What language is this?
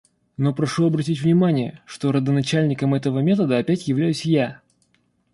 Russian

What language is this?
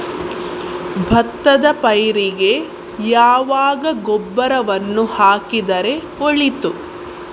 Kannada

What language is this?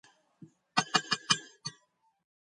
Georgian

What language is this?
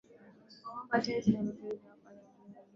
Swahili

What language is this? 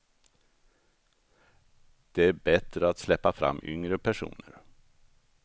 Swedish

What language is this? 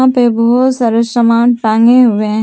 Hindi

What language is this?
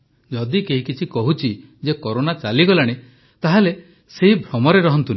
Odia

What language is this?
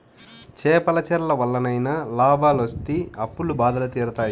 Telugu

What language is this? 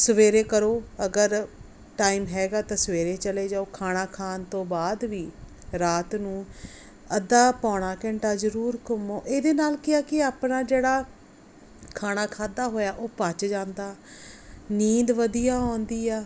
Punjabi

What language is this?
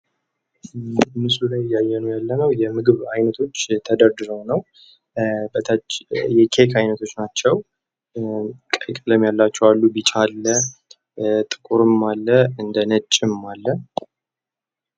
Amharic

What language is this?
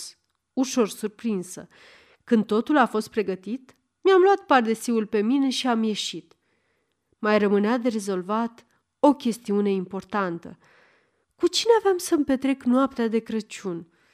Romanian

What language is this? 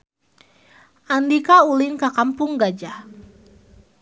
Sundanese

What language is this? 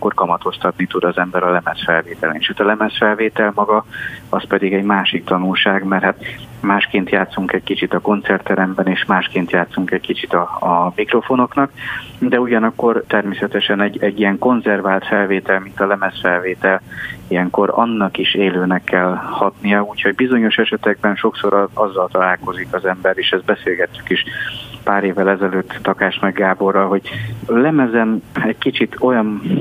Hungarian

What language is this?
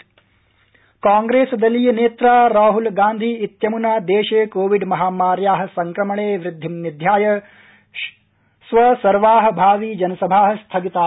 Sanskrit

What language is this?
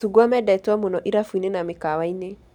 Kikuyu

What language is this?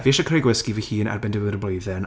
Welsh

